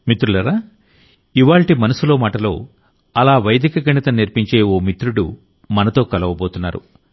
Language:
Telugu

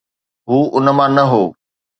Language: Sindhi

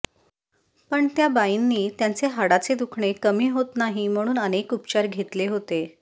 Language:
Marathi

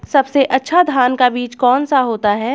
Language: Hindi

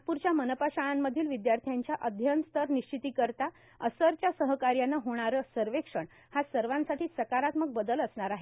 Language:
Marathi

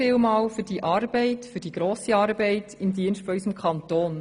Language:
Swiss German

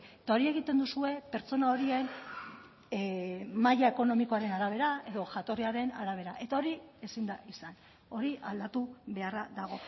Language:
Basque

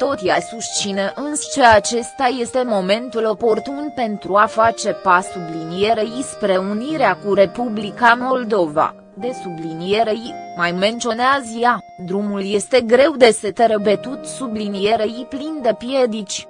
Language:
Romanian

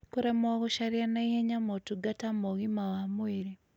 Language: Kikuyu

